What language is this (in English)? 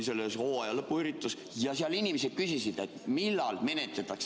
Estonian